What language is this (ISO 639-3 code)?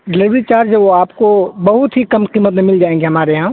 urd